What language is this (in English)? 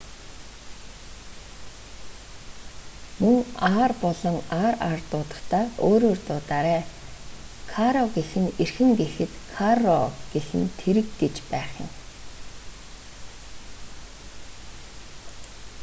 Mongolian